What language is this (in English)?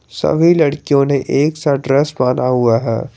Hindi